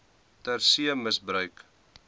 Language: Afrikaans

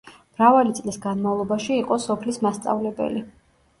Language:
Georgian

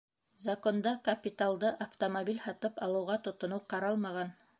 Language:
Bashkir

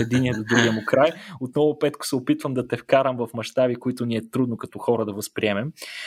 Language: Bulgarian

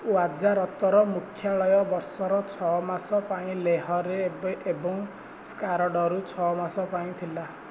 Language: Odia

